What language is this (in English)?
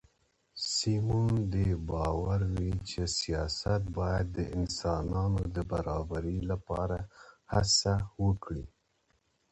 Pashto